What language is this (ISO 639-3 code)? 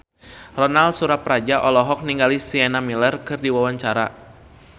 sun